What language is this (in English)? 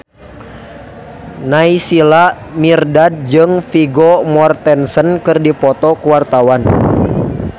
Sundanese